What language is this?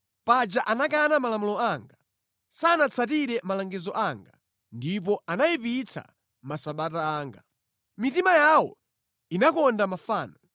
Nyanja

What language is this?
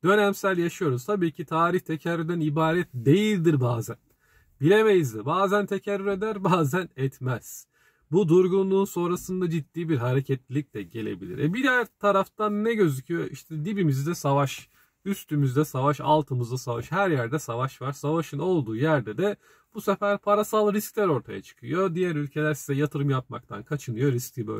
Turkish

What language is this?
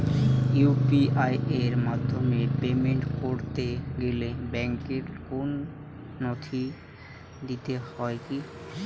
Bangla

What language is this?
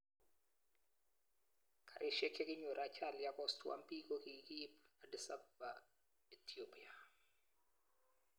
Kalenjin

